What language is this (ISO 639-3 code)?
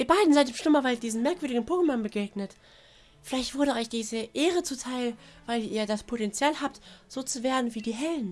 deu